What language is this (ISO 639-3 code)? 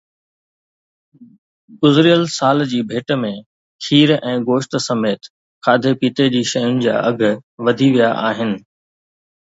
snd